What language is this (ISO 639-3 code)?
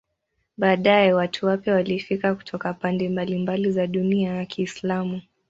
swa